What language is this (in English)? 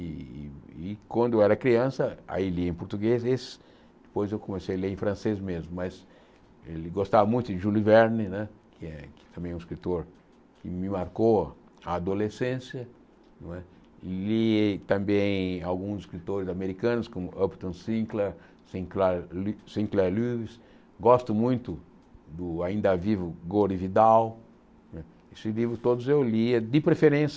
Portuguese